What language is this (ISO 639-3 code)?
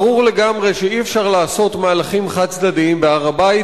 heb